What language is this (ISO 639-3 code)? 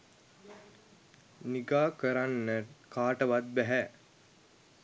sin